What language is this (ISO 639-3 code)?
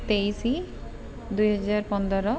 ori